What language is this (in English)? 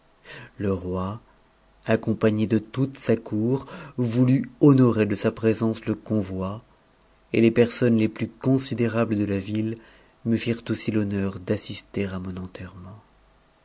French